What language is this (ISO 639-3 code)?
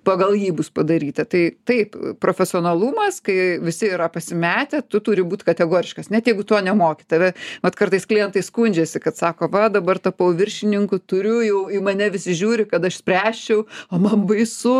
lit